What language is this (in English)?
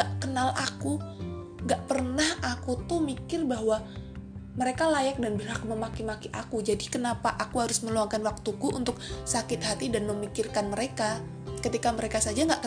Indonesian